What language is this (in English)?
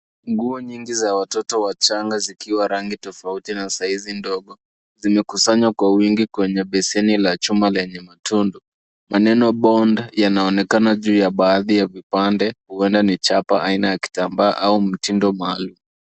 Swahili